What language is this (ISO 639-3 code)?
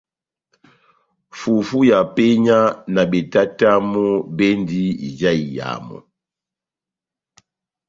bnm